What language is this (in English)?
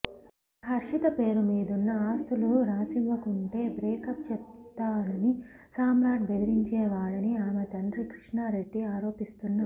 Telugu